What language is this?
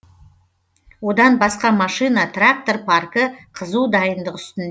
Kazakh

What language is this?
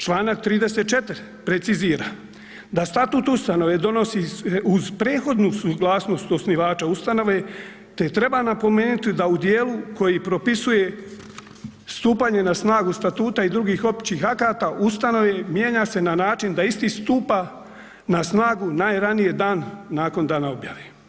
Croatian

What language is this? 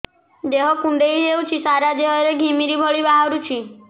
Odia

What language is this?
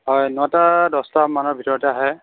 Assamese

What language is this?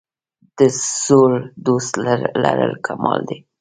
Pashto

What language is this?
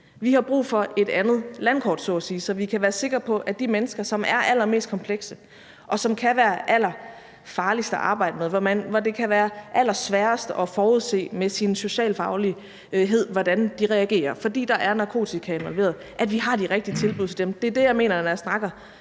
Danish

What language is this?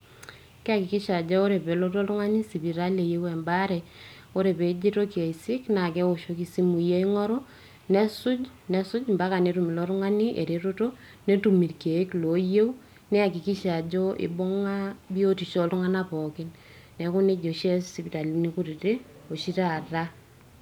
Masai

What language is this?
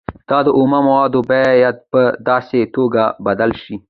Pashto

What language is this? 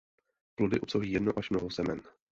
Czech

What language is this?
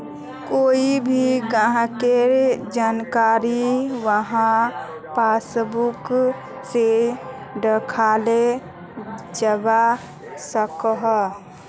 Magahi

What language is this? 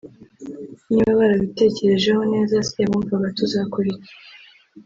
Kinyarwanda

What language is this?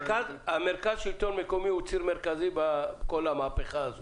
Hebrew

